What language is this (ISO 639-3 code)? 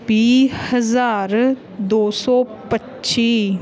pan